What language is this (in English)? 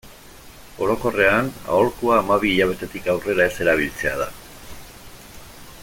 Basque